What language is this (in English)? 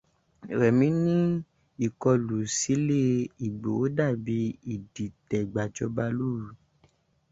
Yoruba